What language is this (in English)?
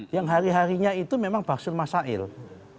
Indonesian